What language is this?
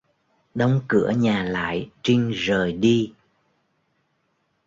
Vietnamese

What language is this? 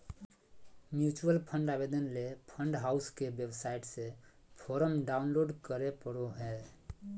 Magahi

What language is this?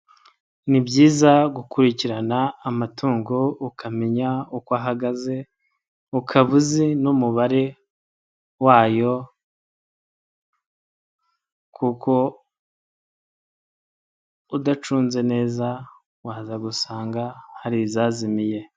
Kinyarwanda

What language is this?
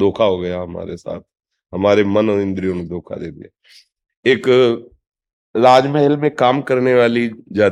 Hindi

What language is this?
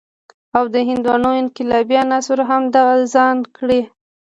Pashto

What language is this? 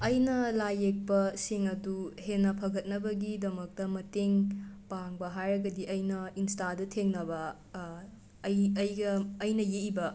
Manipuri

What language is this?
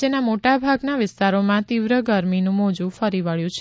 Gujarati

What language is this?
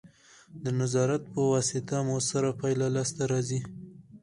Pashto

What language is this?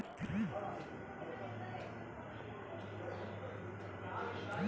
Kannada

